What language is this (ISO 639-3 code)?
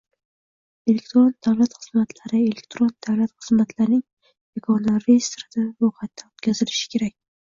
uzb